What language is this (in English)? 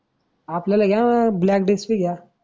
Marathi